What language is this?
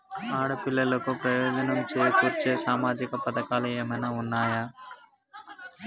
Telugu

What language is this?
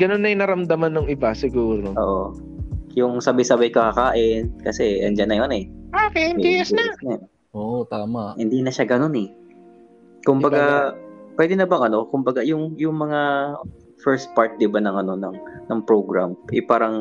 Filipino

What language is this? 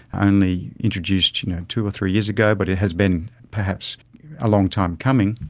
English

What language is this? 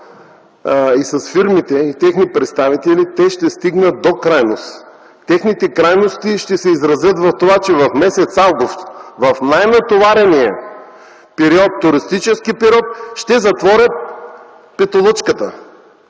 Bulgarian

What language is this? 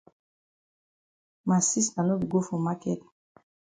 Cameroon Pidgin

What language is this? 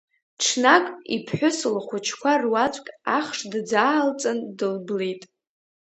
Abkhazian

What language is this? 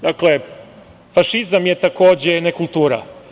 Serbian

